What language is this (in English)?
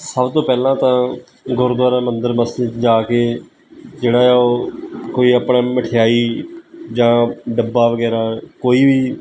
Punjabi